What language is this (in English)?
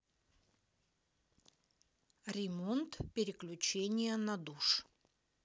Russian